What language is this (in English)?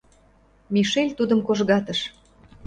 Mari